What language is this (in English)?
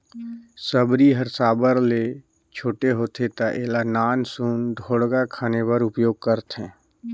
Chhattisgarhi